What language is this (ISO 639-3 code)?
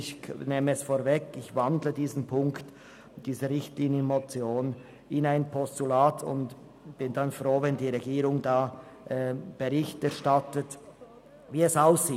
gsw